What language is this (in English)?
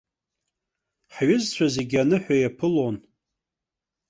Abkhazian